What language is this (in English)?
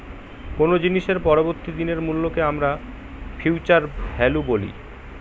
Bangla